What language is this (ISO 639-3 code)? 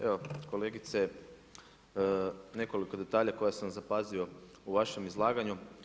hrv